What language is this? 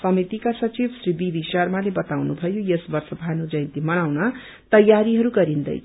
Nepali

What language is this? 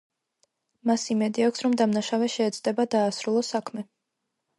Georgian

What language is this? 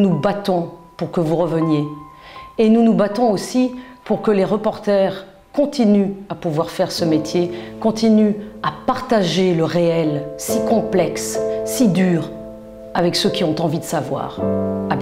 French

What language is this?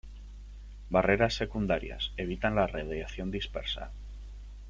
Spanish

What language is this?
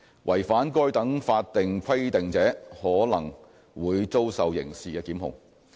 Cantonese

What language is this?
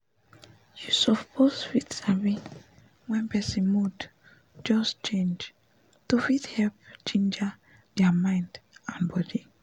Nigerian Pidgin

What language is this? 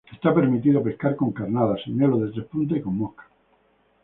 Spanish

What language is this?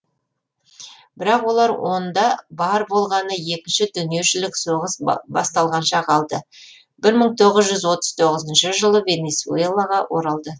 Kazakh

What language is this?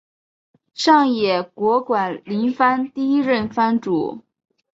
Chinese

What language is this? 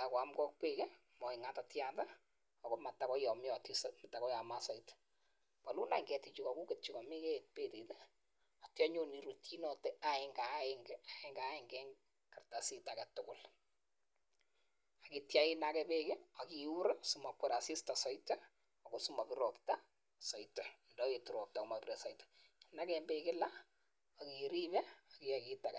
Kalenjin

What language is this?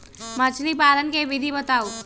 Magahi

